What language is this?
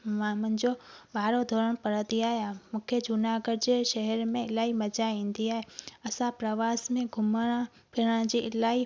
Sindhi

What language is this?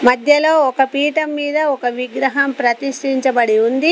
Telugu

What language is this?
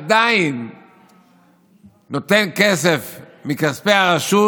Hebrew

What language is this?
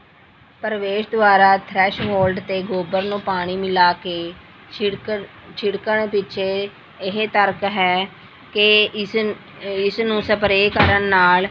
Punjabi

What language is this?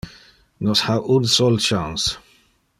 Interlingua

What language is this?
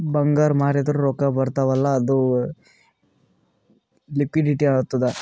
Kannada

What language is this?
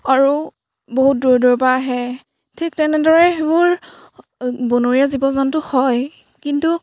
Assamese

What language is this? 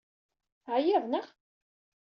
Kabyle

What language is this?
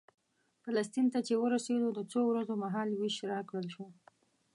Pashto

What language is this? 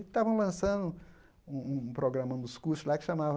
Portuguese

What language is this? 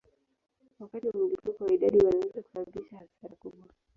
Swahili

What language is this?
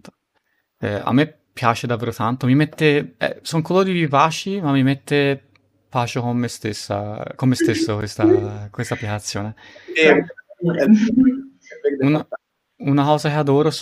Italian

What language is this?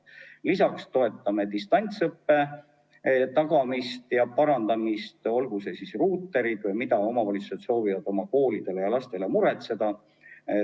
Estonian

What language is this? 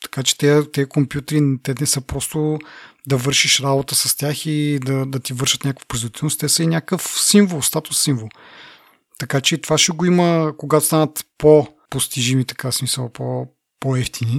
Bulgarian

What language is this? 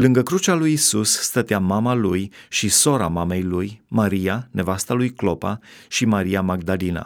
Romanian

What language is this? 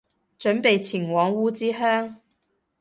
Cantonese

